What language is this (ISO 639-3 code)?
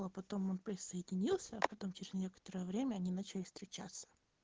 rus